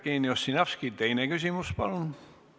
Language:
Estonian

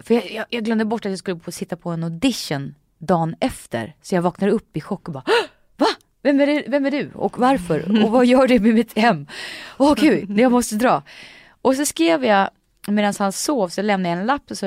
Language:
Swedish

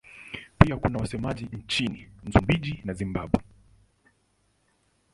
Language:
Swahili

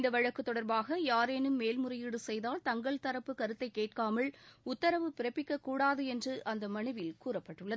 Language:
Tamil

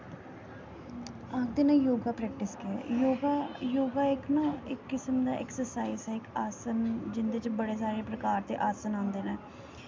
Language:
Dogri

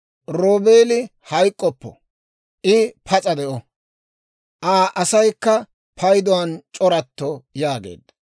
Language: Dawro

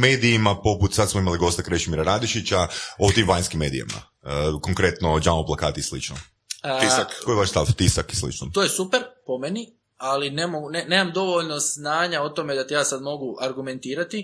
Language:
Croatian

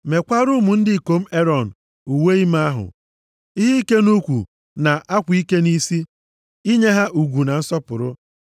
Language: Igbo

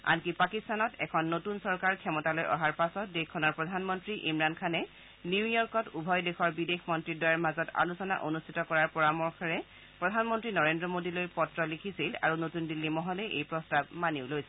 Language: Assamese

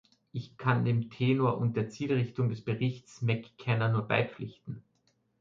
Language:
German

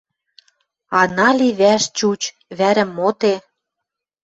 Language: Western Mari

